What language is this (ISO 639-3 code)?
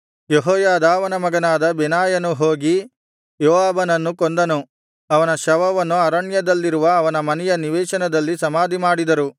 kan